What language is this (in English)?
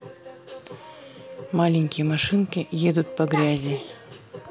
Russian